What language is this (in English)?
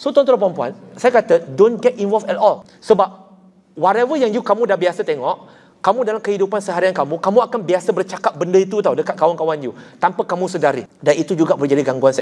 Malay